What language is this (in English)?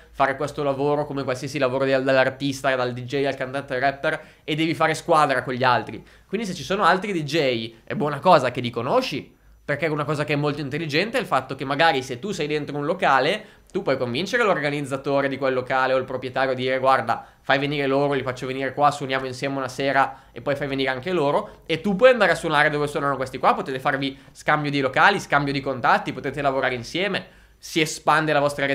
Italian